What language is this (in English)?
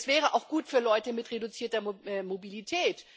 German